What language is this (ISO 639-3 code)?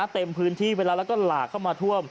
tha